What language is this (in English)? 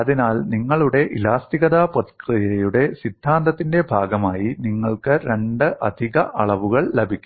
Malayalam